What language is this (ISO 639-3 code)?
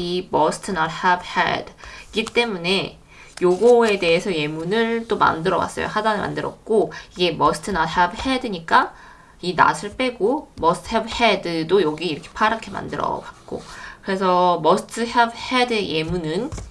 kor